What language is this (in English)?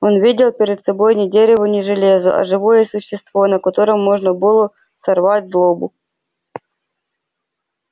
Russian